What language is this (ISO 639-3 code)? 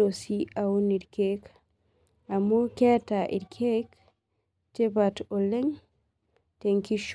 mas